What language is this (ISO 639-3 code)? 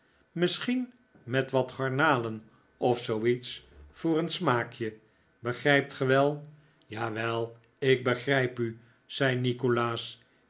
nld